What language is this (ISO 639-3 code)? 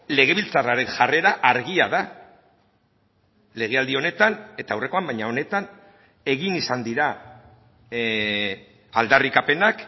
eus